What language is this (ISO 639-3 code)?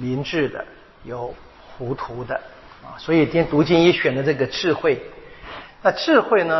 zho